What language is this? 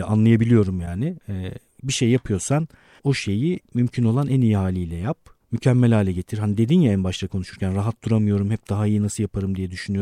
Turkish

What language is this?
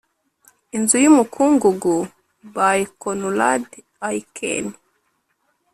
Kinyarwanda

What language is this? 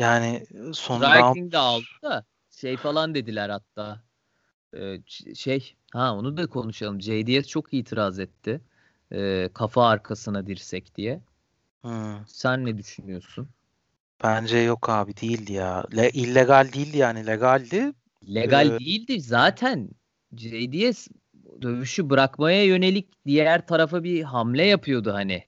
Turkish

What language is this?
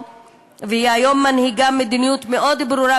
Hebrew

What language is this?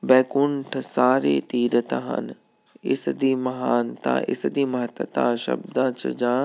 Punjabi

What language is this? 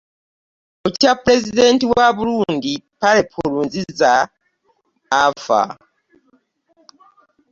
Ganda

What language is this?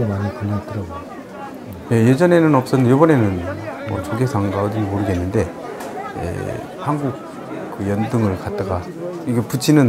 Korean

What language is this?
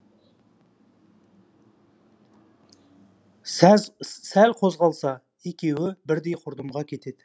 Kazakh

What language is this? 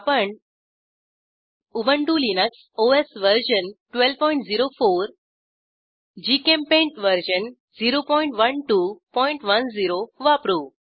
Marathi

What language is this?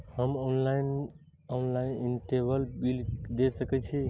Maithili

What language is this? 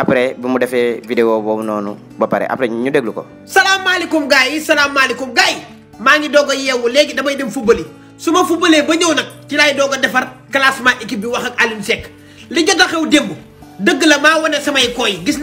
Indonesian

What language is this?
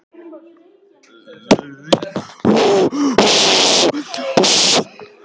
Icelandic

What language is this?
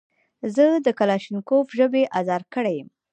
Pashto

